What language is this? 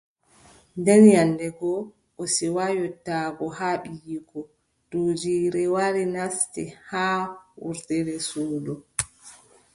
Adamawa Fulfulde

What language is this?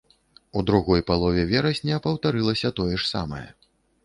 Belarusian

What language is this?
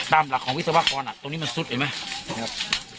Thai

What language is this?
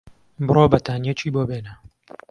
Central Kurdish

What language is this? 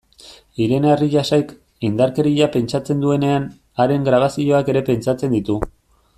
Basque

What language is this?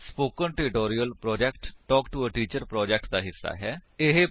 Punjabi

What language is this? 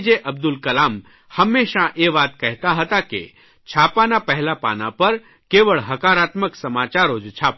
Gujarati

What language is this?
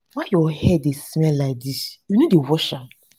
Nigerian Pidgin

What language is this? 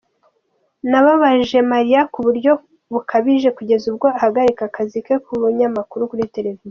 Kinyarwanda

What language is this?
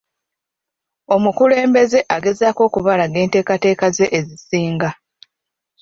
Ganda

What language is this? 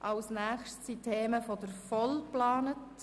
Swiss German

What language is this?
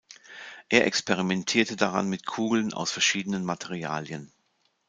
German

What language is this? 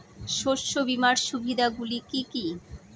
Bangla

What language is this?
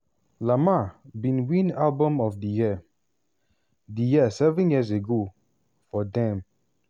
Nigerian Pidgin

